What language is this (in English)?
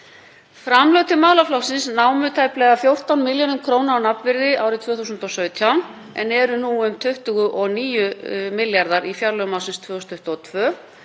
Icelandic